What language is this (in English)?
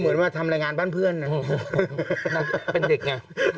Thai